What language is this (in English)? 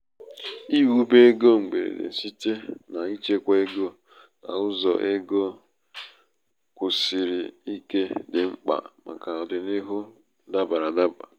Igbo